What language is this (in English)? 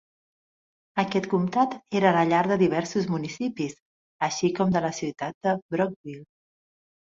Catalan